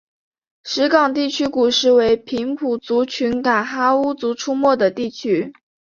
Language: Chinese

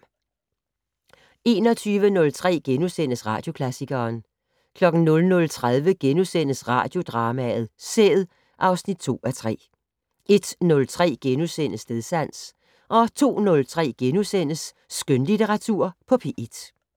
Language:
Danish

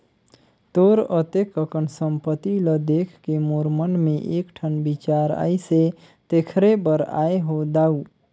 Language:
Chhattisgarhi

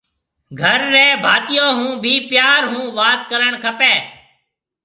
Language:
Marwari (Pakistan)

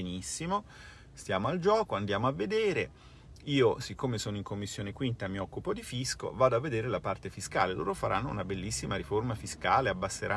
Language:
Italian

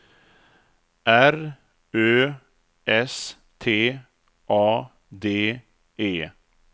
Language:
Swedish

